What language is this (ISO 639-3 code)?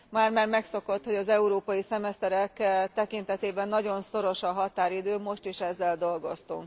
hun